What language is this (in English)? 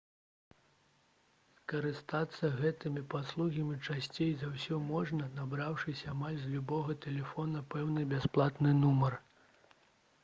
Belarusian